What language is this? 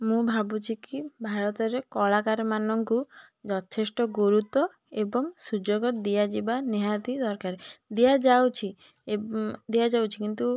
Odia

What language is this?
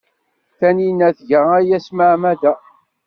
Kabyle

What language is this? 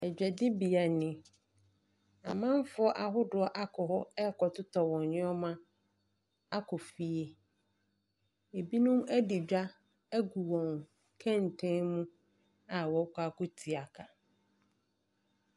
Akan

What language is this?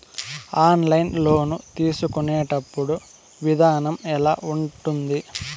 Telugu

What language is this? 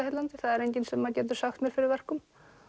Icelandic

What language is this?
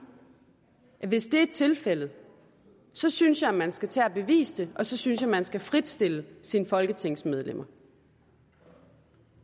Danish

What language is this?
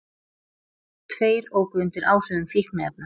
Icelandic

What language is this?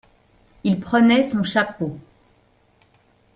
French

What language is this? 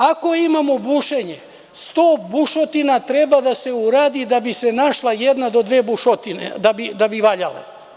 Serbian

